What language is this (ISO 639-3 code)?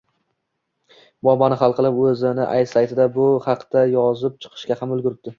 uzb